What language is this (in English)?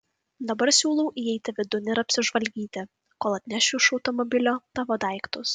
Lithuanian